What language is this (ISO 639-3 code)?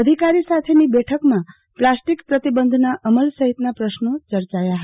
guj